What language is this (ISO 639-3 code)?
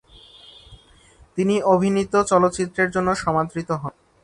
ben